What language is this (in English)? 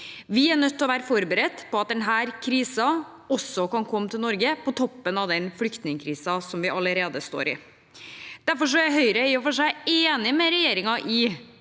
Norwegian